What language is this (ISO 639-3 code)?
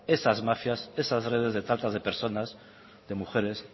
spa